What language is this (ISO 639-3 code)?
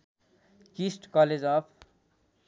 nep